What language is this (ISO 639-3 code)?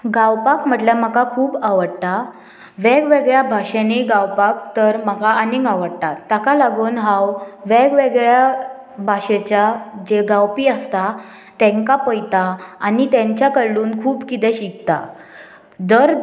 kok